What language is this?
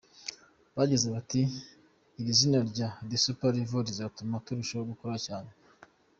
Kinyarwanda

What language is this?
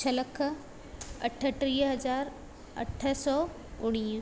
Sindhi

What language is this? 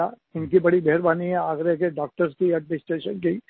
Hindi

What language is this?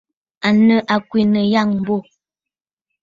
Bafut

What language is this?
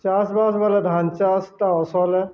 Odia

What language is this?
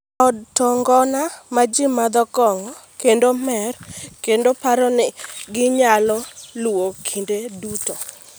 Luo (Kenya and Tanzania)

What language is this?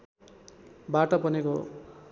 Nepali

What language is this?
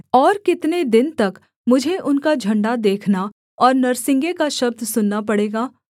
Hindi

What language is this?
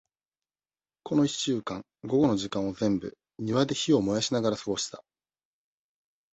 Japanese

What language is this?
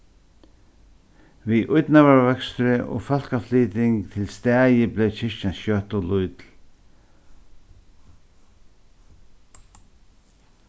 Faroese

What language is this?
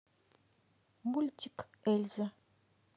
Russian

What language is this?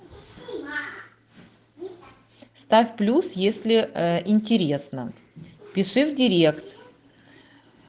Russian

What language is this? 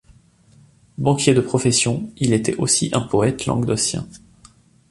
French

